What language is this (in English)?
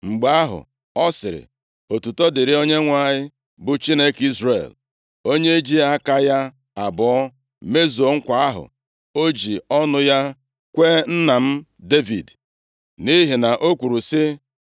Igbo